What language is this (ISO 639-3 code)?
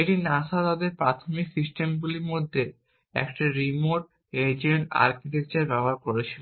ben